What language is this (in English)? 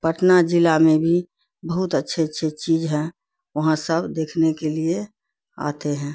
Urdu